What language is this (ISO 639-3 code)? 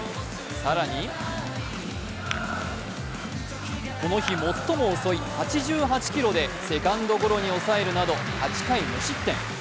jpn